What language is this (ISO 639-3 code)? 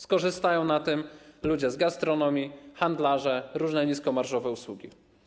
pol